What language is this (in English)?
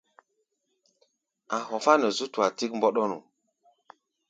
Gbaya